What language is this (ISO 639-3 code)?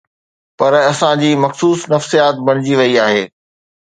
snd